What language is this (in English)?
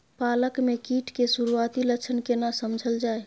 Maithili